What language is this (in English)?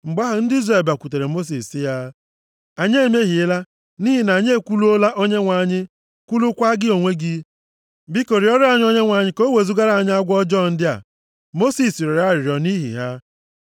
Igbo